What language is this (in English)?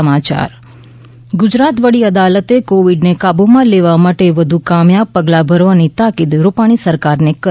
Gujarati